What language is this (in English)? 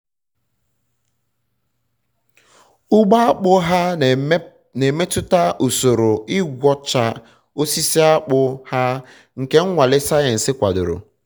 Igbo